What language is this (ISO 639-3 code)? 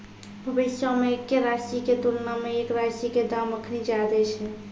mai